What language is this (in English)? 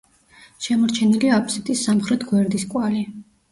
Georgian